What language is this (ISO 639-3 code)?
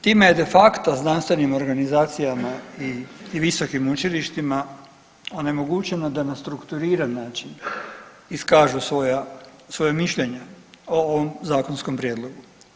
hrv